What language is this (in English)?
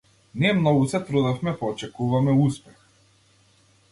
Macedonian